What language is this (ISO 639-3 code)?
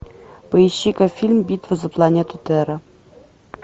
rus